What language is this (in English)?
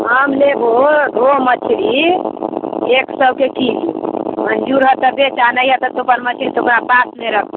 Maithili